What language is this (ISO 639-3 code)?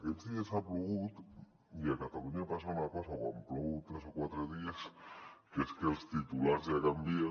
cat